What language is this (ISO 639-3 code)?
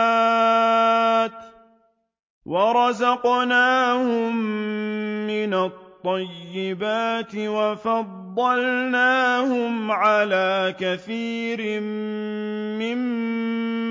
ara